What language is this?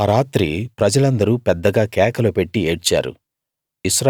Telugu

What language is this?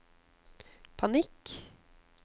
Norwegian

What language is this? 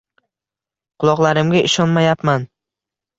Uzbek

